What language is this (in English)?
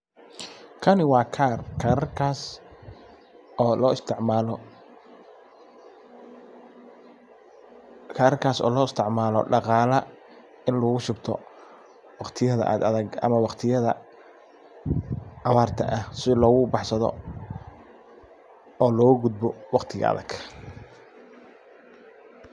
Somali